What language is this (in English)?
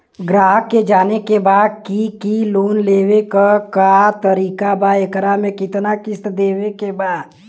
Bhojpuri